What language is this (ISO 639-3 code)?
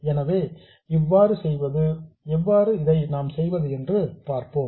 tam